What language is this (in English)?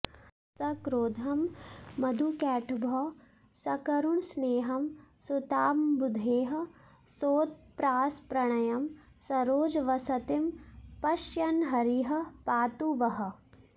Sanskrit